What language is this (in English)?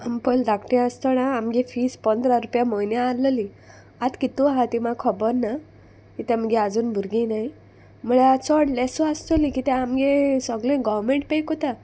Konkani